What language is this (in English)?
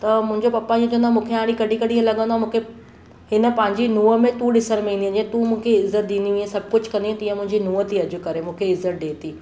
Sindhi